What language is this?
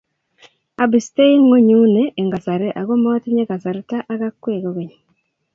Kalenjin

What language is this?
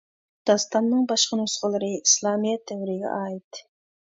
Uyghur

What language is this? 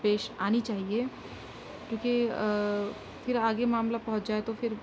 Urdu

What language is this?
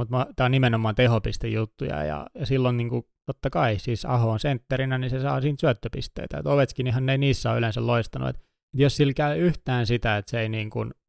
Finnish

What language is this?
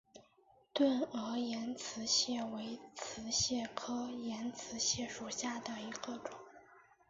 Chinese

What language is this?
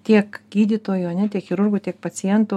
Lithuanian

